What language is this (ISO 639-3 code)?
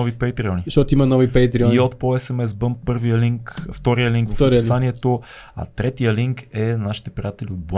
bul